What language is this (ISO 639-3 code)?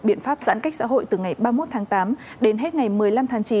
vie